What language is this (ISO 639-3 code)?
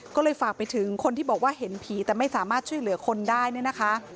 tha